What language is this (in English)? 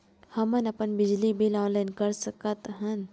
Chhattisgarhi